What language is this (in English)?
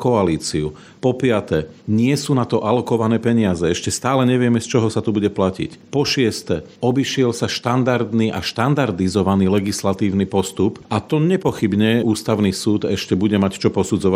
Slovak